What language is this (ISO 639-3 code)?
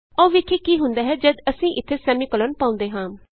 pan